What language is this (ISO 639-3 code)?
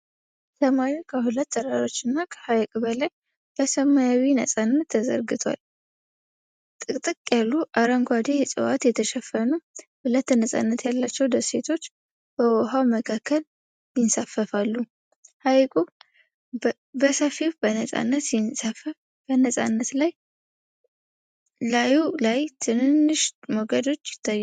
amh